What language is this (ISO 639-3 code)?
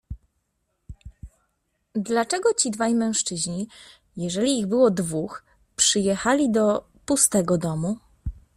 pol